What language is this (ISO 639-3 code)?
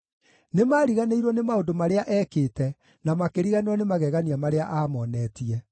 kik